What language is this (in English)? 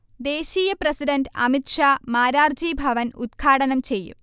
Malayalam